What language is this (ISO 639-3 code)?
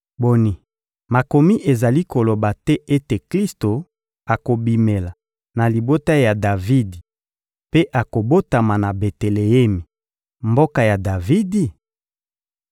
lin